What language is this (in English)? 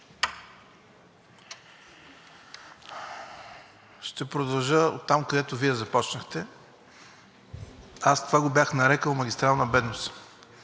Bulgarian